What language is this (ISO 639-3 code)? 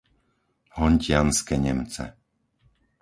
slk